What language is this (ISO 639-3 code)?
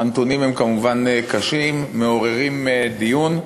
heb